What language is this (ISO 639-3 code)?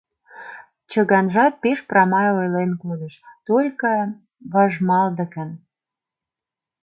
chm